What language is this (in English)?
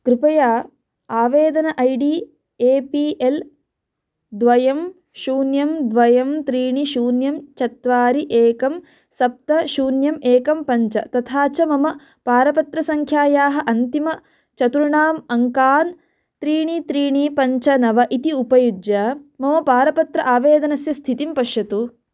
Sanskrit